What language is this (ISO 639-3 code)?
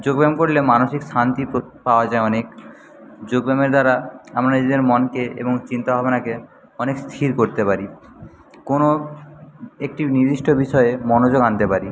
ben